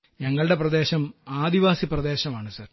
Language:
Malayalam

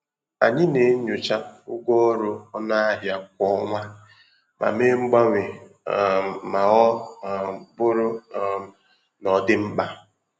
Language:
Igbo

